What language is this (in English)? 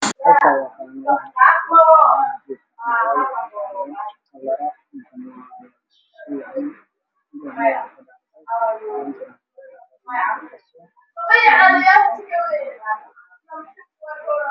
Somali